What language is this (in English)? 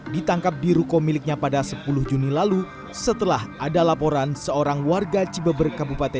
Indonesian